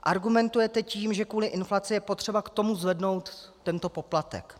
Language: Czech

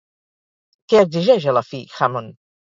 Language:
Catalan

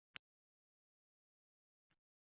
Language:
Uzbek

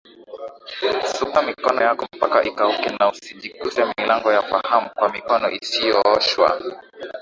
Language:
Swahili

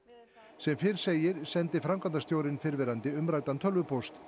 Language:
Icelandic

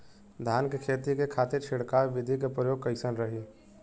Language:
Bhojpuri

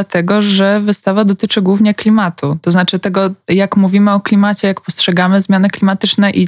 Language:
Polish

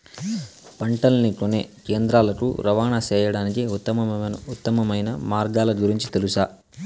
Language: Telugu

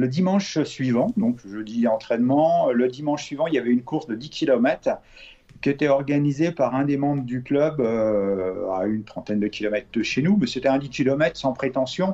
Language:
French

